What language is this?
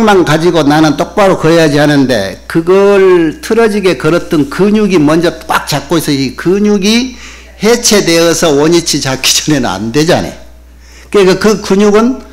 Korean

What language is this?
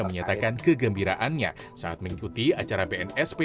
Indonesian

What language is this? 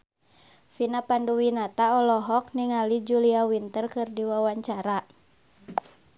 Sundanese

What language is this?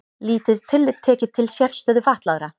Icelandic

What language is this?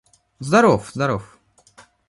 Russian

